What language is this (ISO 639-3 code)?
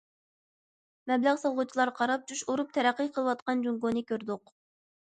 uig